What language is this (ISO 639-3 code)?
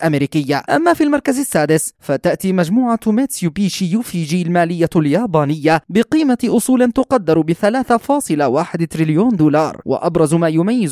ara